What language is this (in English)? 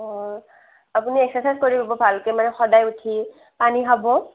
Assamese